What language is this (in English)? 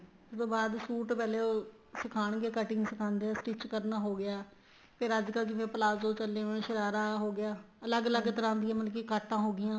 Punjabi